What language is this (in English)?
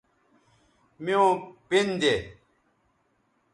Bateri